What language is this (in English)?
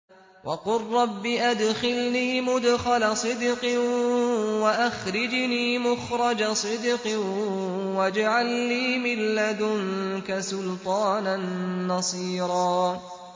Arabic